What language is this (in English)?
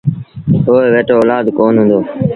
Sindhi Bhil